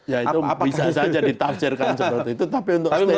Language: Indonesian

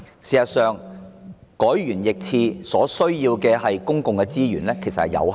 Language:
Cantonese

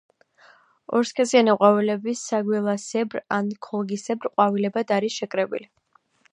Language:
Georgian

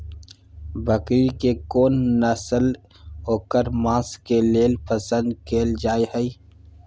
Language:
Maithili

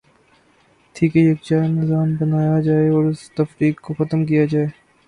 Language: Urdu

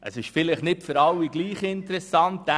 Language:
Swiss German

